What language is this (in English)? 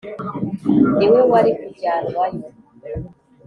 Kinyarwanda